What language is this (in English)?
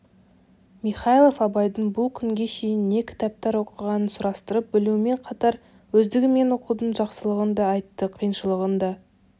Kazakh